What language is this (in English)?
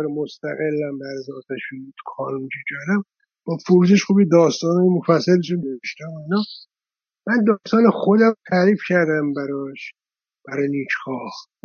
Persian